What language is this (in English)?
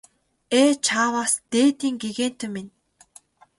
Mongolian